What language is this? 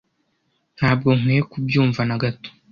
Kinyarwanda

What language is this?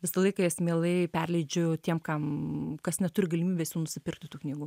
Lithuanian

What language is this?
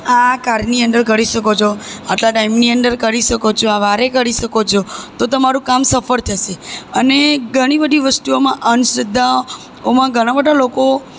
Gujarati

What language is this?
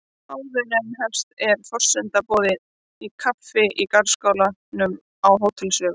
Icelandic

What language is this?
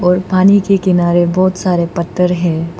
Hindi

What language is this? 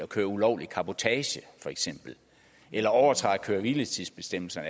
Danish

